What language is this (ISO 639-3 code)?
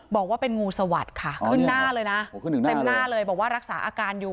tha